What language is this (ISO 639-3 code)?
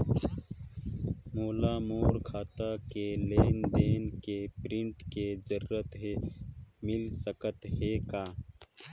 hne